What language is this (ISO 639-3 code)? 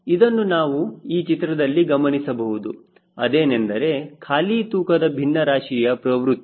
kan